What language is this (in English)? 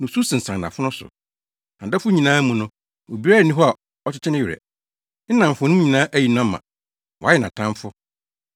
Akan